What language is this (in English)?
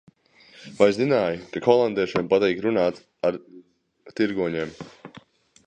Latvian